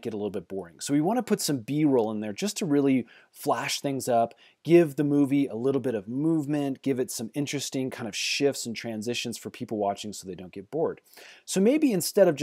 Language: English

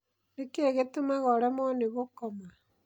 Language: Kikuyu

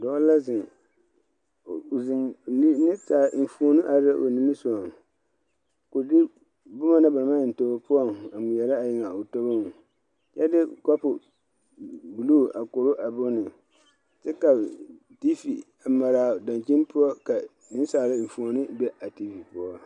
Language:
Southern Dagaare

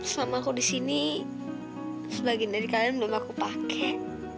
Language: Indonesian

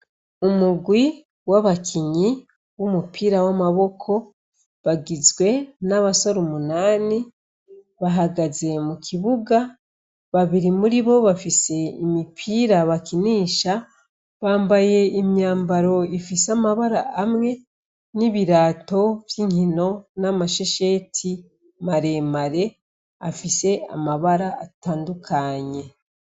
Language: Rundi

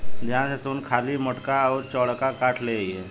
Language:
Bhojpuri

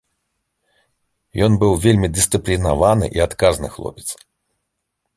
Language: Belarusian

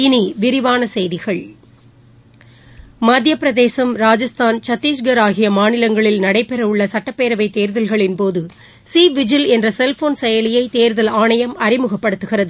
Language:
Tamil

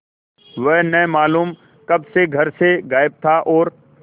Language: Hindi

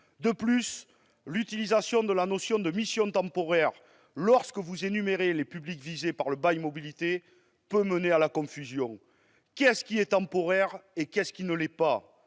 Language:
French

